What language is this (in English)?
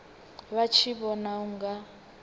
Venda